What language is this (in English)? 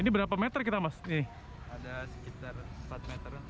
Indonesian